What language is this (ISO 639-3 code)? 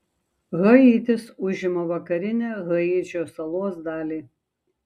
lit